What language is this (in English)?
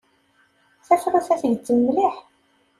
Kabyle